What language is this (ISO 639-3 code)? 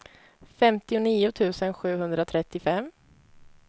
swe